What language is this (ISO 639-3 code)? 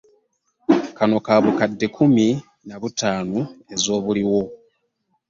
lug